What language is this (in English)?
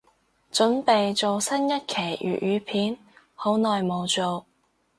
Cantonese